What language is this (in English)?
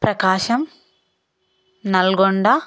Telugu